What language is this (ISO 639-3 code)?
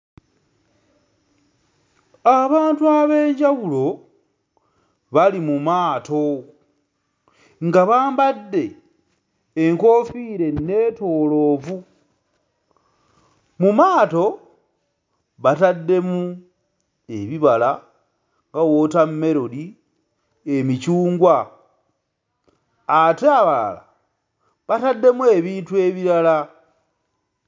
lug